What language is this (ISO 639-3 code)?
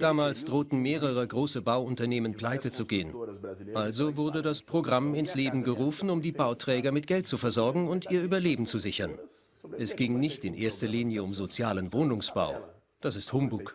deu